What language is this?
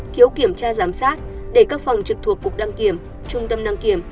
Vietnamese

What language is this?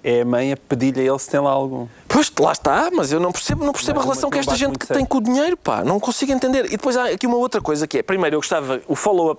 Portuguese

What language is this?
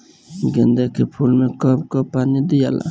Bhojpuri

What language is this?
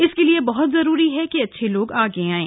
Hindi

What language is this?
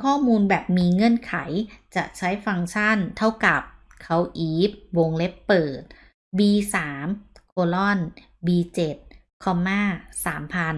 Thai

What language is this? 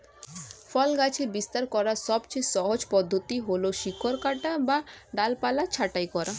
Bangla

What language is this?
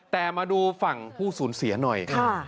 Thai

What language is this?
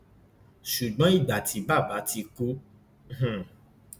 Yoruba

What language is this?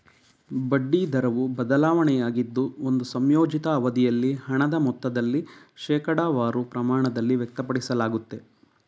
Kannada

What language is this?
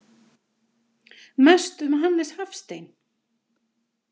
Icelandic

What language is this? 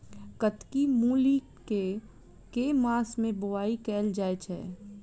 Maithili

